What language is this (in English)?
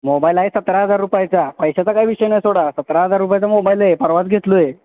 Marathi